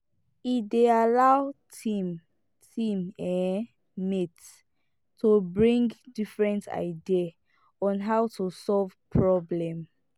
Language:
Nigerian Pidgin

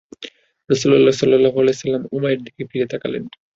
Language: Bangla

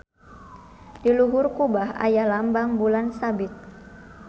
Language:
Sundanese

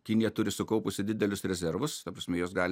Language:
Lithuanian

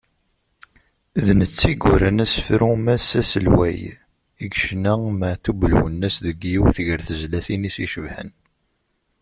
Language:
Kabyle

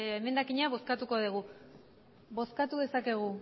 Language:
Basque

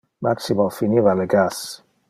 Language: Interlingua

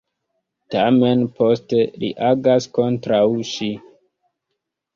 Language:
Esperanto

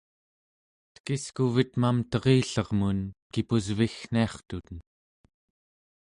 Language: Central Yupik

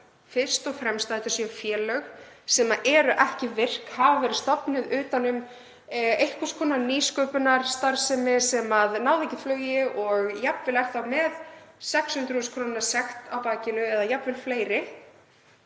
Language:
Icelandic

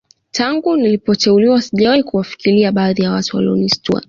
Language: Swahili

